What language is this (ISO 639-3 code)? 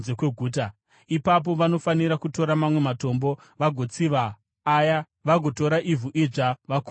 sna